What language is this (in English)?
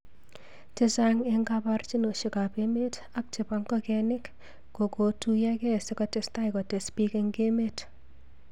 Kalenjin